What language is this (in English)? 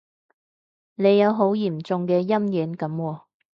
Cantonese